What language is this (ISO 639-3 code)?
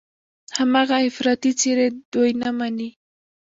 pus